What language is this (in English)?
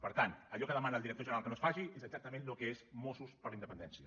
Catalan